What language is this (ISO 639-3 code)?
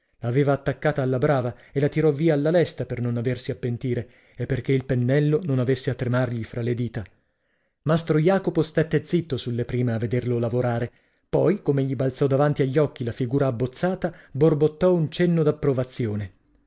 ita